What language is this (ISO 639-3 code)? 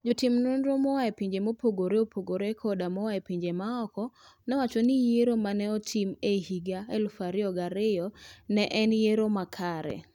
luo